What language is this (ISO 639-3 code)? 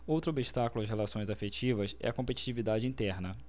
por